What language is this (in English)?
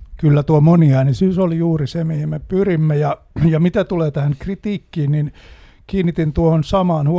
Finnish